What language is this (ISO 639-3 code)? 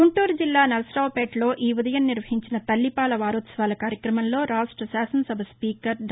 tel